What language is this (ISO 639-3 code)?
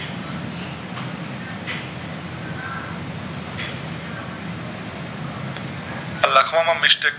guj